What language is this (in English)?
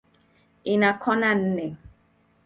Swahili